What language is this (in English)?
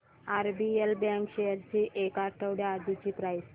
Marathi